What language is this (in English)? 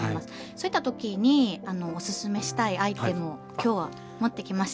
Japanese